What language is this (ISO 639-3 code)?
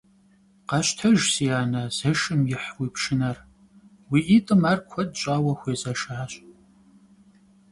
kbd